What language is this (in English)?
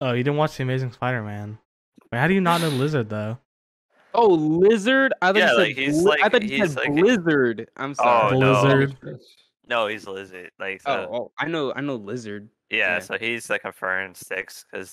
English